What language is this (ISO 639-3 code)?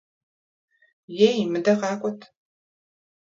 kbd